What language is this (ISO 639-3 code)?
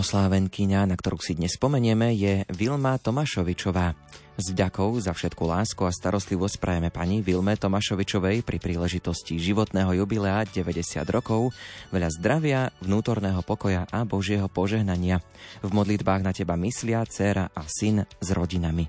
slk